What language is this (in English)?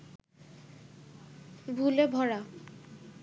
Bangla